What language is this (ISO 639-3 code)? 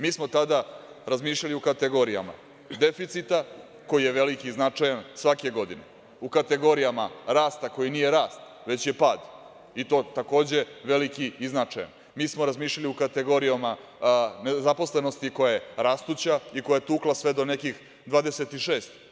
srp